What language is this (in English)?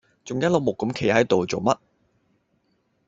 Cantonese